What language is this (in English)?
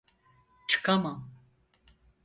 Turkish